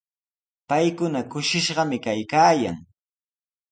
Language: Sihuas Ancash Quechua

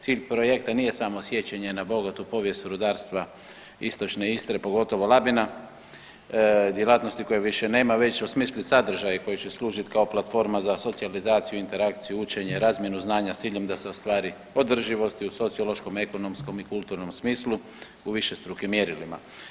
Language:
Croatian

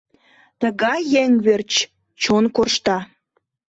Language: Mari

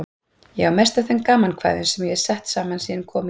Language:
Icelandic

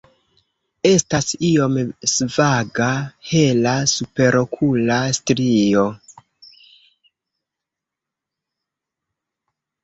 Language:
Esperanto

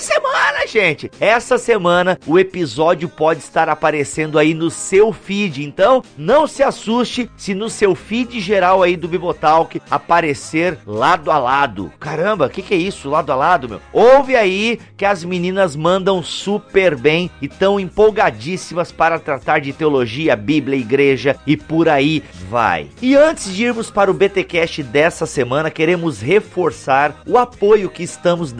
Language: Portuguese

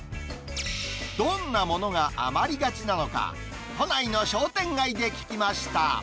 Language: Japanese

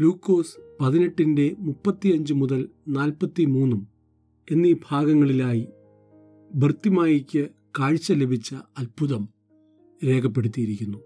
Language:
Malayalam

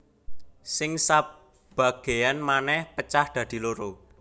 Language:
Javanese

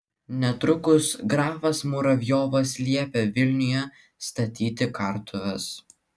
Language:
Lithuanian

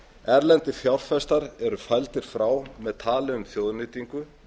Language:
Icelandic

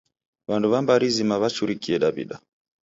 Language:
Taita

